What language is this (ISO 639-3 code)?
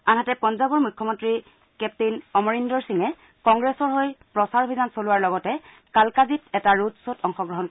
asm